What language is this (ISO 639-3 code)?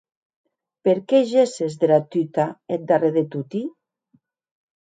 oci